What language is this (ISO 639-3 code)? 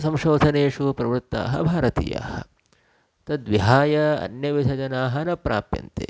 san